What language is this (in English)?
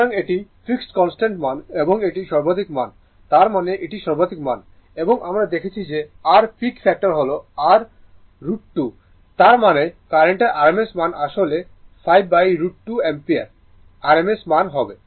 Bangla